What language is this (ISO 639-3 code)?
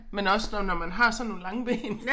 dan